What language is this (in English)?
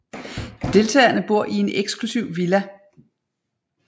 Danish